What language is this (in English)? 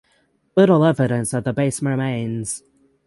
English